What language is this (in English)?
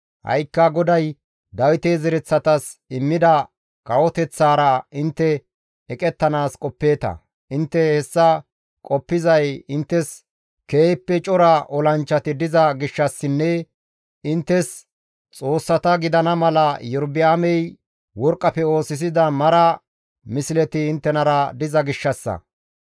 Gamo